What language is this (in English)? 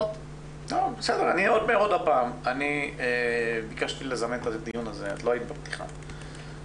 Hebrew